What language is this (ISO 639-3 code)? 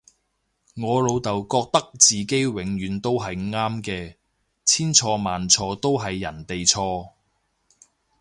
yue